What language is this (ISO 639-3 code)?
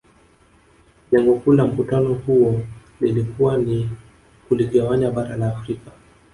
swa